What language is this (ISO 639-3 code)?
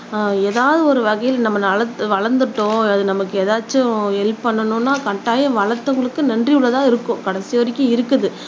tam